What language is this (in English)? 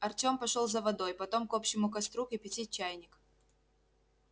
Russian